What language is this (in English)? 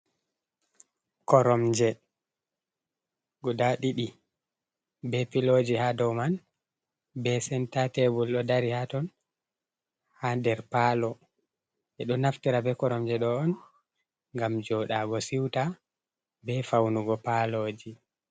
Fula